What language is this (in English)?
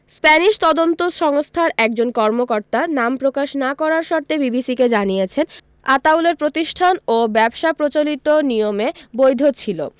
Bangla